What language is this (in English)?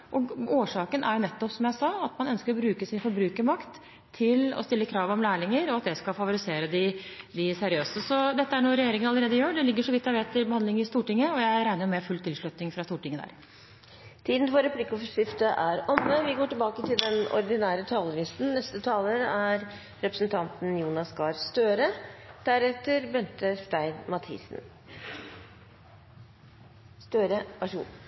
Norwegian